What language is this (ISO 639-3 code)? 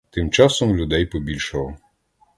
ukr